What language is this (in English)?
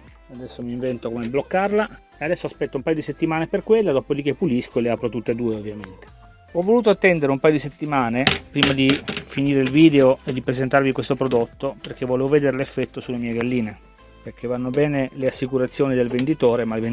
Italian